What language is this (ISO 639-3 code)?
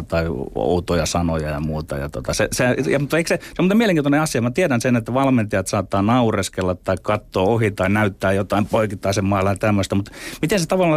fin